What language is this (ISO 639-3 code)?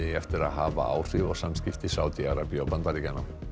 isl